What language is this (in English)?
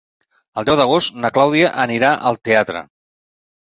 Catalan